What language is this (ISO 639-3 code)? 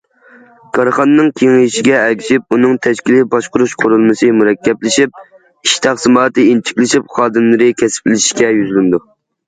uig